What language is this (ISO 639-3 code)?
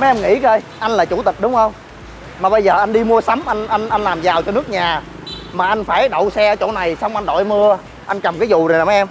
vie